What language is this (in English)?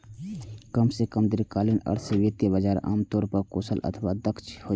Maithili